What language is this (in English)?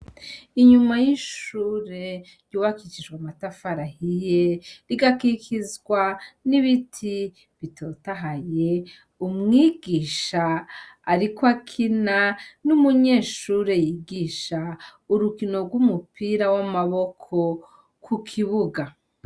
Rundi